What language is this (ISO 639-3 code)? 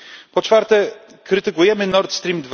pol